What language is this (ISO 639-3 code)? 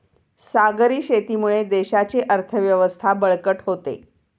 mar